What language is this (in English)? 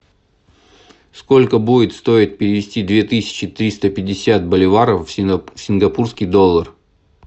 Russian